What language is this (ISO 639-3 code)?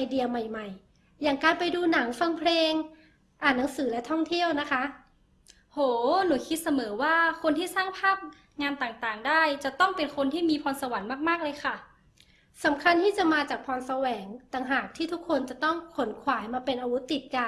tha